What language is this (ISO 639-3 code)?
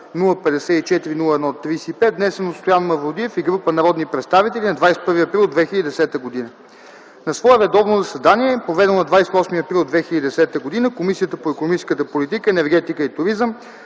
bul